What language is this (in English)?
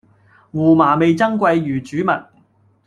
Cantonese